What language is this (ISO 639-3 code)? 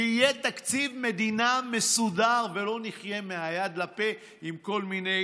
heb